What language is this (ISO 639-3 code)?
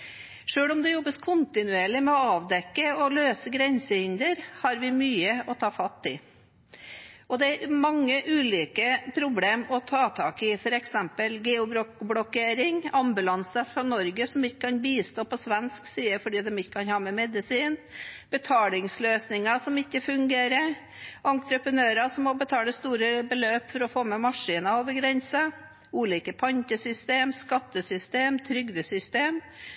nob